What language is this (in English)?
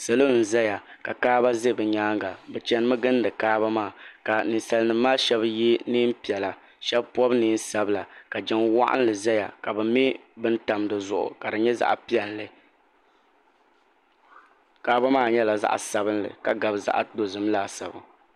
Dagbani